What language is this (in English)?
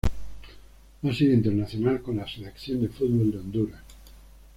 Spanish